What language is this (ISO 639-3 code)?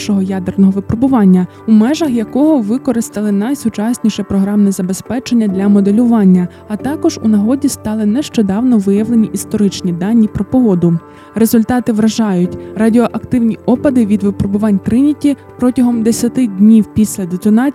ukr